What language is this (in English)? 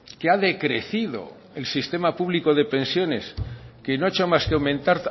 Spanish